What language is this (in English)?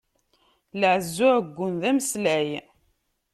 Kabyle